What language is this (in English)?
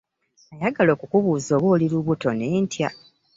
Ganda